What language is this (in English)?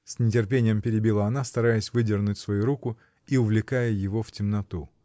Russian